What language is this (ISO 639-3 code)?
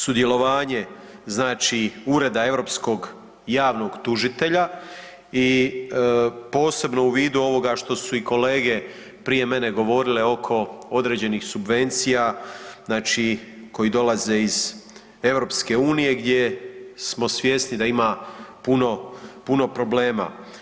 hrv